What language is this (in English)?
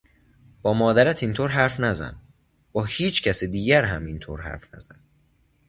Persian